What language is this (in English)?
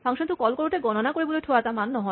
Assamese